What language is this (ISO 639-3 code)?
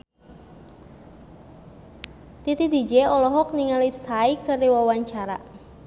sun